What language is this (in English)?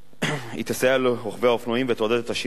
Hebrew